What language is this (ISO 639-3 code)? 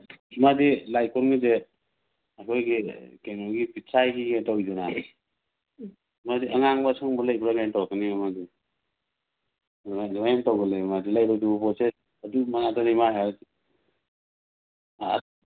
mni